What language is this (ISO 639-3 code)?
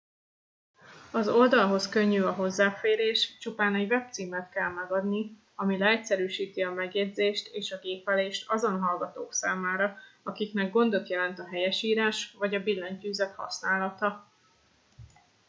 hun